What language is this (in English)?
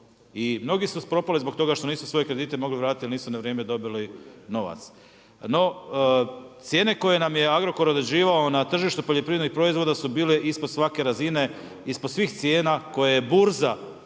Croatian